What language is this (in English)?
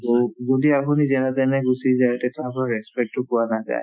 Assamese